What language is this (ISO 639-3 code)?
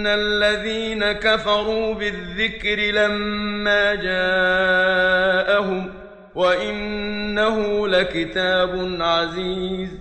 ara